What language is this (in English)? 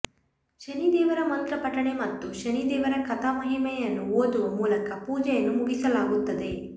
Kannada